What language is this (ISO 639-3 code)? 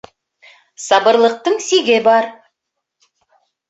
bak